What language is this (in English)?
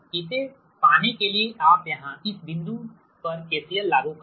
Hindi